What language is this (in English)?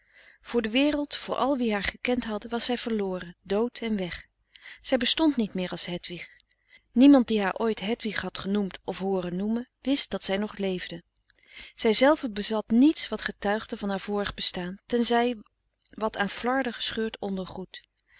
Dutch